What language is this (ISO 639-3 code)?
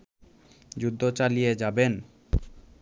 ben